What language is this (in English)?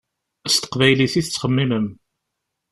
Kabyle